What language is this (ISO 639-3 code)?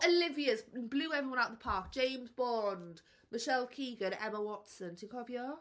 cym